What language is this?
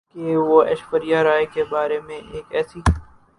Urdu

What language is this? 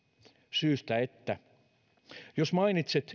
Finnish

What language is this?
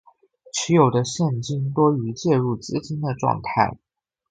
Chinese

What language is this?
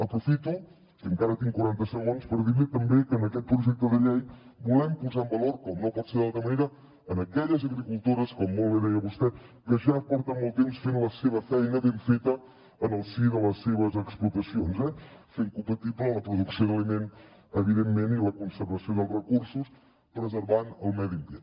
Catalan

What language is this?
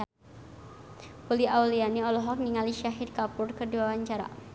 Sundanese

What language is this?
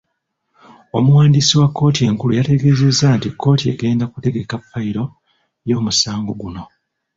Ganda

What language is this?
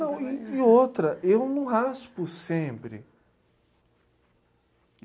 Portuguese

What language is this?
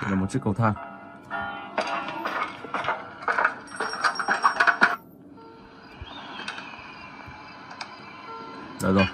Vietnamese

